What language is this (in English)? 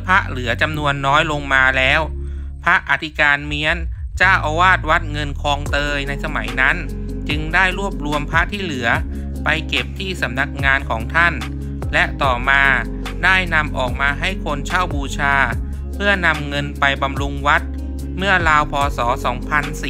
Thai